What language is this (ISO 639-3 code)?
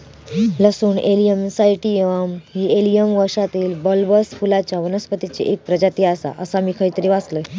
mar